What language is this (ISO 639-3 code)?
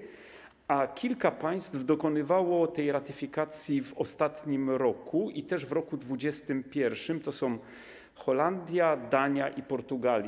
pol